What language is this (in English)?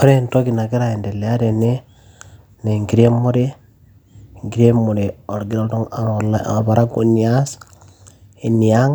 Masai